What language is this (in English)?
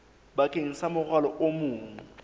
Southern Sotho